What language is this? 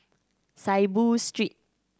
English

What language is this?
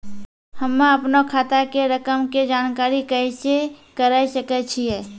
Maithili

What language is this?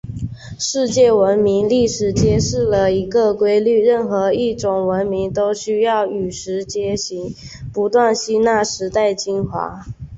Chinese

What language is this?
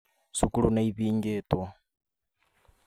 Kikuyu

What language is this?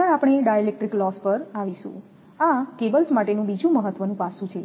Gujarati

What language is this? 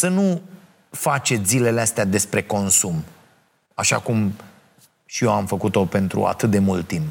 Romanian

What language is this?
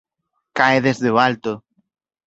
Galician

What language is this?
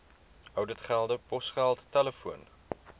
Afrikaans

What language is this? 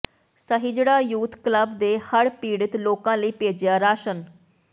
Punjabi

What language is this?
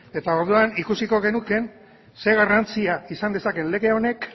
Basque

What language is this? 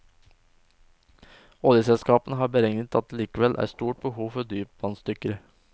Norwegian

